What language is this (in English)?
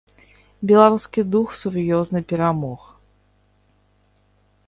Belarusian